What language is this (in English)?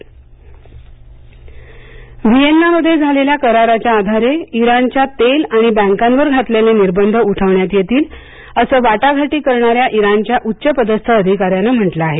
Marathi